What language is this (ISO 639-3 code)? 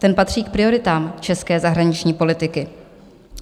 ces